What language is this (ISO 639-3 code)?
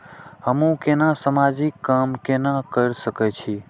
mai